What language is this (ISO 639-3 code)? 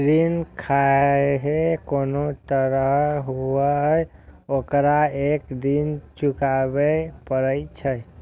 mai